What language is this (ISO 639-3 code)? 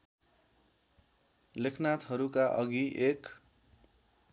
nep